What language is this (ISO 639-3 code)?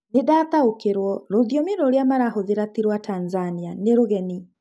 kik